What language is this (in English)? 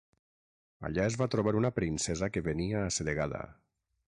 Catalan